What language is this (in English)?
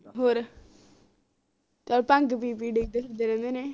Punjabi